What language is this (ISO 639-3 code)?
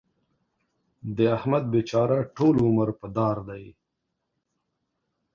pus